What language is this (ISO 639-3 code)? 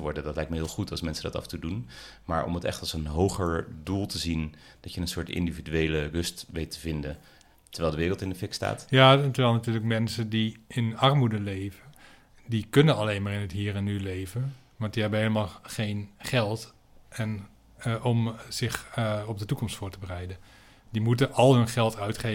nld